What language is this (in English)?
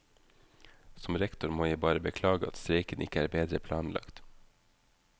Norwegian